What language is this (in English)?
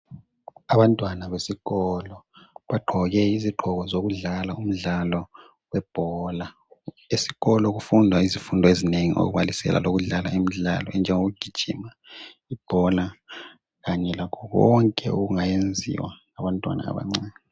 North Ndebele